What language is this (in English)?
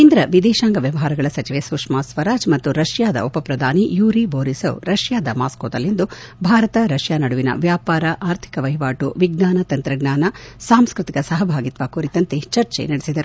Kannada